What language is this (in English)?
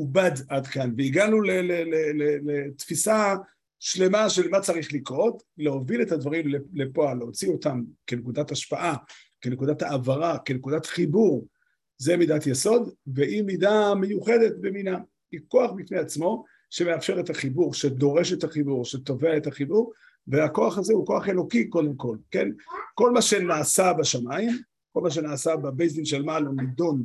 Hebrew